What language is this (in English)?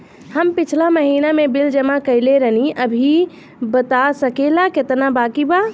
Bhojpuri